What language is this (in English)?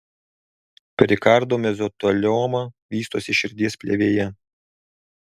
Lithuanian